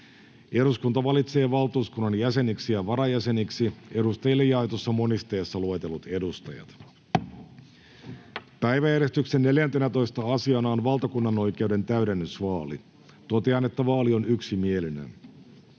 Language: Finnish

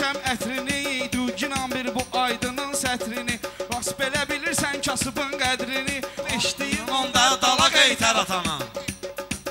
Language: Turkish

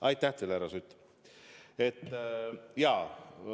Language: Estonian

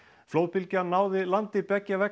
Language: Icelandic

